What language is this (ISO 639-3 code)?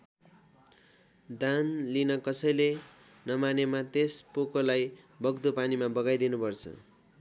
nep